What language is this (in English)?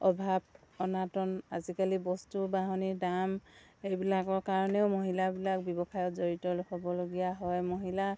Assamese